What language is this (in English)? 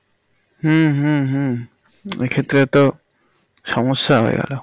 Bangla